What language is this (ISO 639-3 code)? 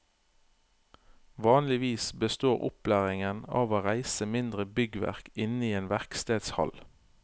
nor